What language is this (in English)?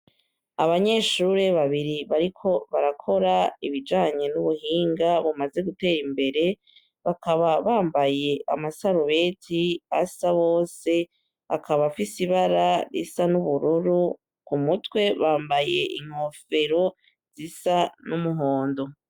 Rundi